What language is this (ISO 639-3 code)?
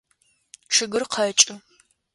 ady